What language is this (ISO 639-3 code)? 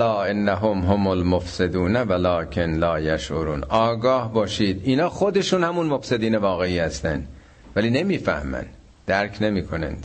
fas